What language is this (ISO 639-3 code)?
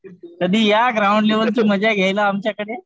mar